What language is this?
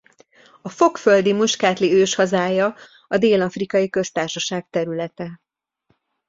Hungarian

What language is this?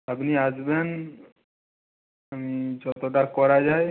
Bangla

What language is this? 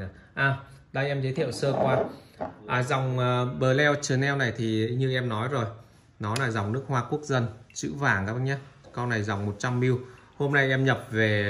Vietnamese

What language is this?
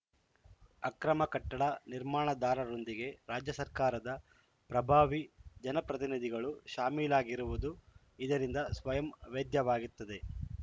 Kannada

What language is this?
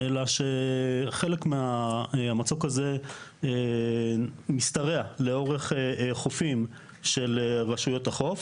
Hebrew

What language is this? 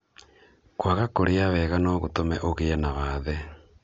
Kikuyu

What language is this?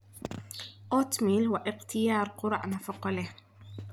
Somali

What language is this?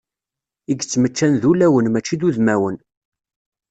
Kabyle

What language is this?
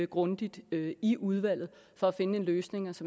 Danish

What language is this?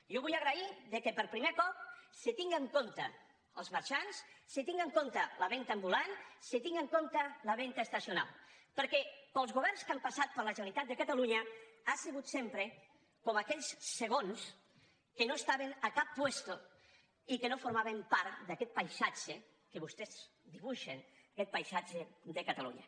Catalan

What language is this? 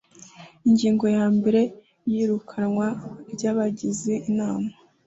Kinyarwanda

